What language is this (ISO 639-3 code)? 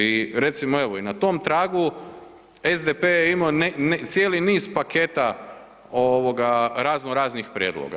hrv